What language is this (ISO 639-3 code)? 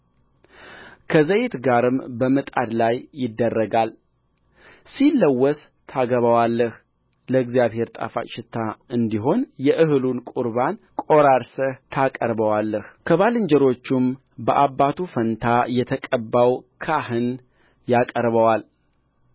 amh